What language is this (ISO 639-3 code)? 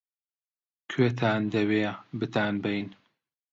ckb